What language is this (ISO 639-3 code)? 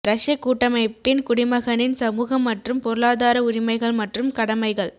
tam